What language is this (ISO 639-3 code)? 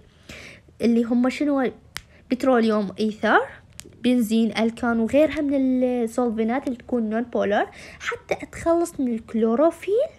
ara